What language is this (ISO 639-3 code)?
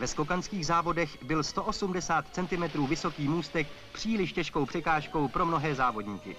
ces